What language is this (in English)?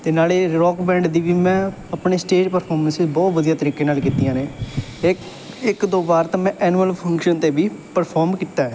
Punjabi